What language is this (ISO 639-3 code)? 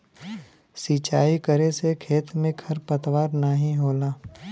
bho